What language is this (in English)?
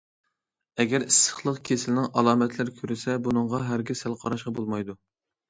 Uyghur